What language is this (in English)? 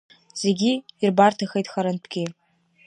Abkhazian